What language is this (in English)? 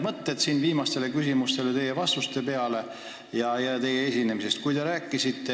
Estonian